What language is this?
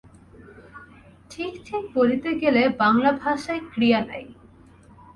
Bangla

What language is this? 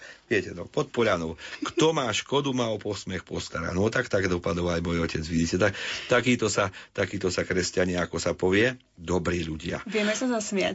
Slovak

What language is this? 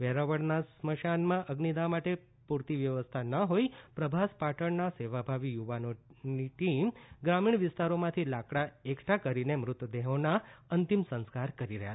Gujarati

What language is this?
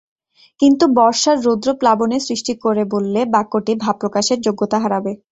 Bangla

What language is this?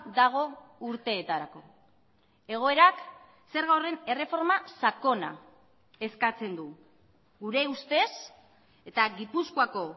Basque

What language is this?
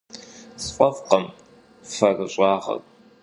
Kabardian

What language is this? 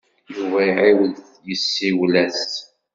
Kabyle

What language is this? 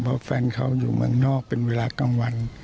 Thai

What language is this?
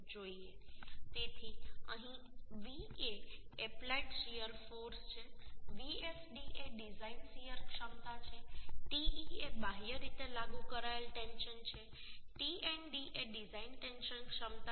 Gujarati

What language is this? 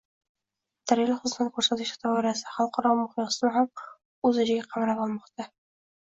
Uzbek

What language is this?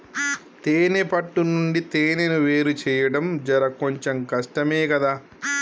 Telugu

